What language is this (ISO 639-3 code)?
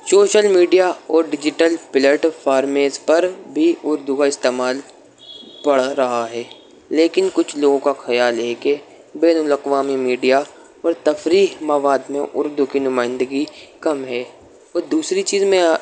urd